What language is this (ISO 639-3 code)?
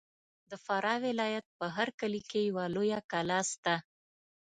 pus